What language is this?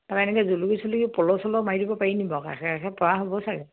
Assamese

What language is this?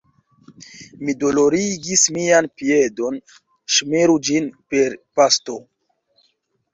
Esperanto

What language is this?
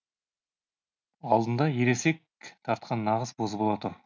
Kazakh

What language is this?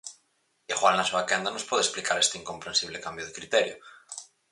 Galician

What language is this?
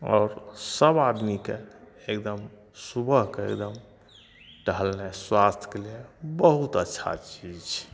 Maithili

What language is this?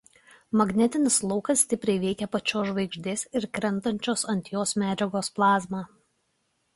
Lithuanian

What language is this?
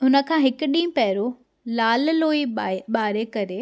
Sindhi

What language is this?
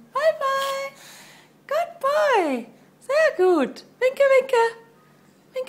German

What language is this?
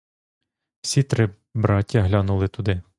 Ukrainian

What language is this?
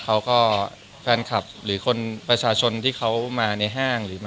Thai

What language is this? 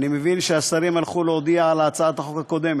Hebrew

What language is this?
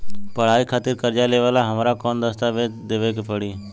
Bhojpuri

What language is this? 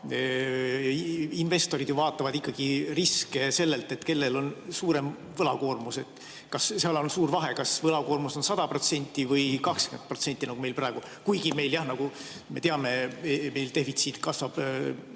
Estonian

